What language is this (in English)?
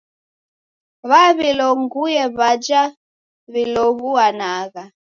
Taita